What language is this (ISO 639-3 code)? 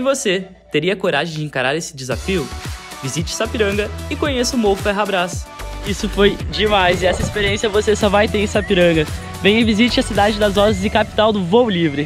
por